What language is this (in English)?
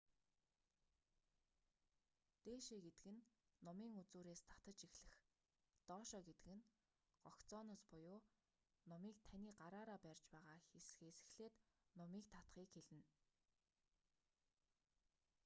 Mongolian